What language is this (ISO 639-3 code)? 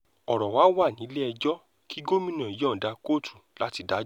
yor